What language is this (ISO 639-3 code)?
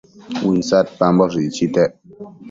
mcf